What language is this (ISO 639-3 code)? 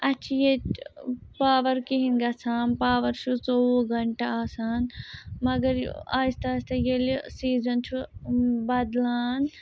kas